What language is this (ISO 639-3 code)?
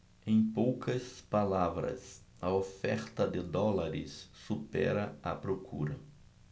por